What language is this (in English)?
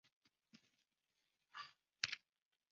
Chinese